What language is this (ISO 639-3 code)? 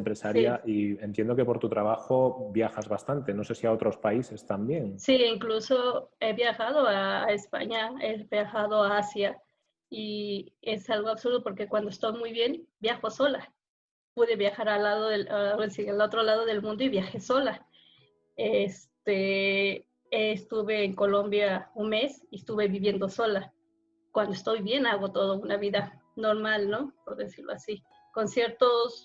spa